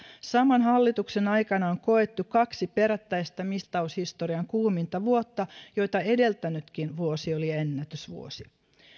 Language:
Finnish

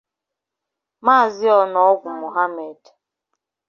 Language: Igbo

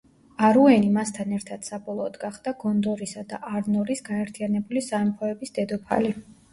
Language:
Georgian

